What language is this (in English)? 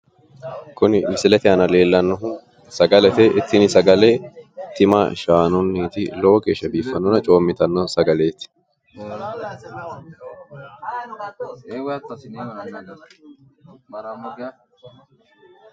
Sidamo